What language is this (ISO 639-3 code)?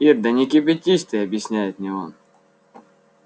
rus